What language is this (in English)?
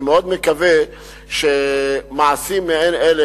Hebrew